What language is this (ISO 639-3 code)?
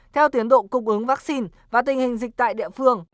vie